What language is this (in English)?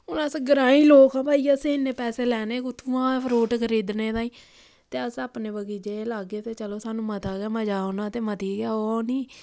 Dogri